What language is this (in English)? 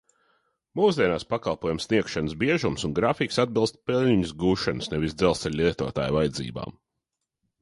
Latvian